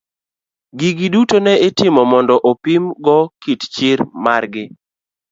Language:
Luo (Kenya and Tanzania)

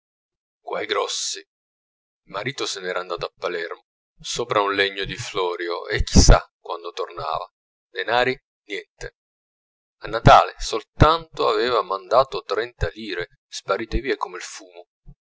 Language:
Italian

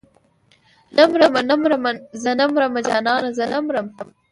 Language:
Pashto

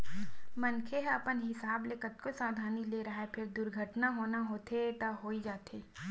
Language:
Chhattisgarhi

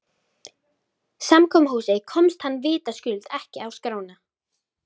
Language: Icelandic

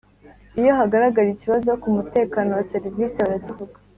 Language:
Kinyarwanda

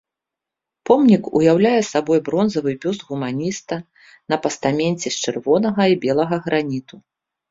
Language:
Belarusian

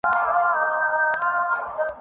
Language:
Urdu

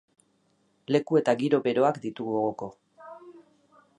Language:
Basque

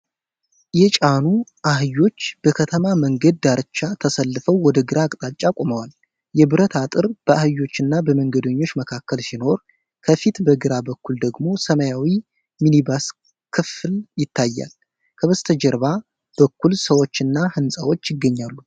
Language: Amharic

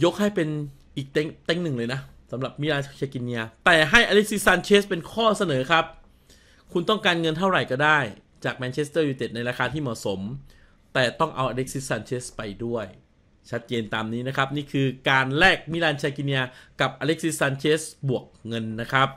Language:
Thai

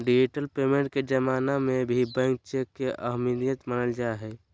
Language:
Magahi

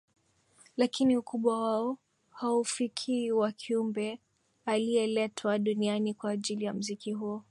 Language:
Swahili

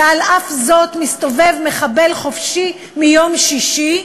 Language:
Hebrew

